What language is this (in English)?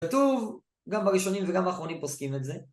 Hebrew